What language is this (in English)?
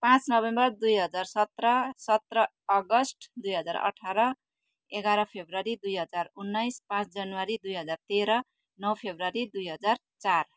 Nepali